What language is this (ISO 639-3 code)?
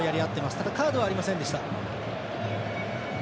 jpn